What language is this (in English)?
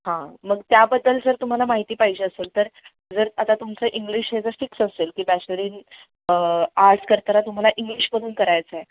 Marathi